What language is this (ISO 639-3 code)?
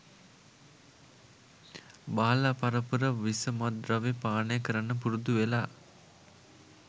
sin